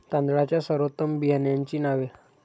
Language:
Marathi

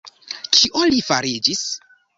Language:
Esperanto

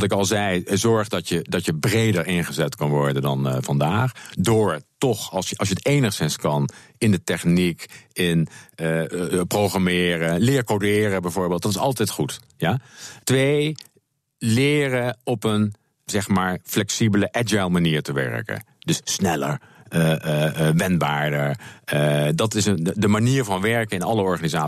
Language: Dutch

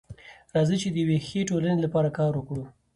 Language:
Pashto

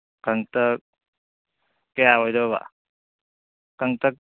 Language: Manipuri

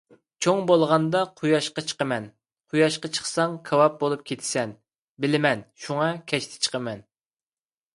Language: Uyghur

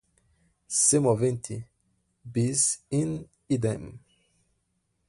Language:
Portuguese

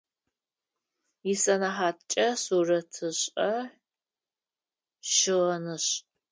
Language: Adyghe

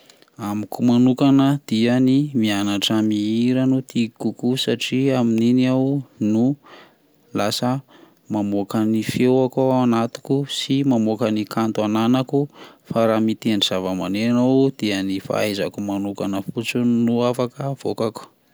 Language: Malagasy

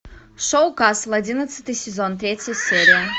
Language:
Russian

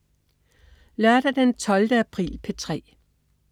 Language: Danish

